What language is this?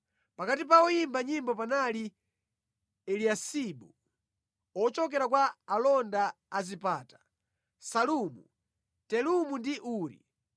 Nyanja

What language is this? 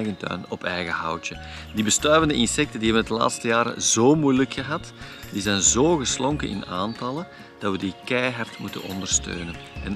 Dutch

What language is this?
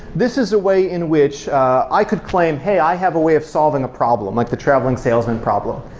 English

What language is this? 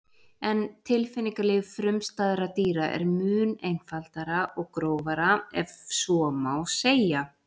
Icelandic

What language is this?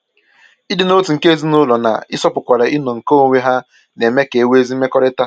Igbo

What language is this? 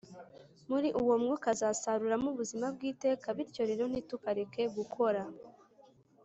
Kinyarwanda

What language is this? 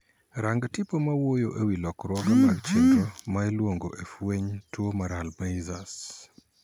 Luo (Kenya and Tanzania)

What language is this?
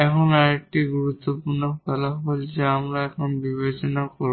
Bangla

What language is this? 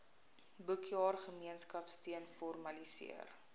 Afrikaans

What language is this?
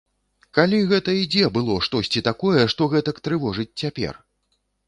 Belarusian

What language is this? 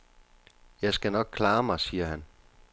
Danish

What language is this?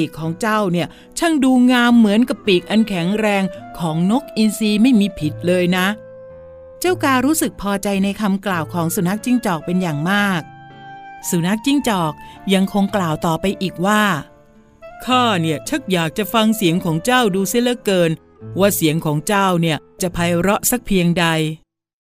Thai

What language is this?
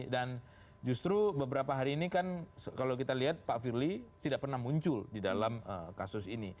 Indonesian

